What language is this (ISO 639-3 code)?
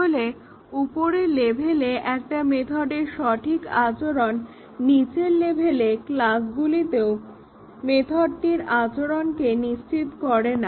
ben